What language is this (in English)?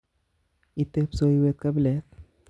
Kalenjin